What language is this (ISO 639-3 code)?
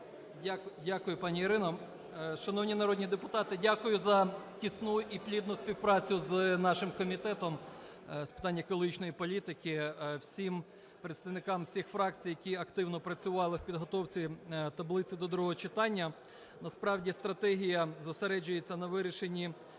ukr